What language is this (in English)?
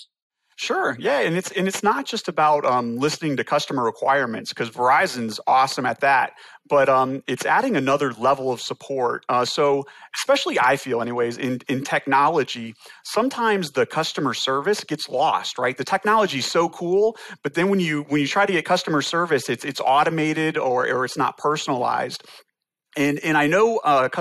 English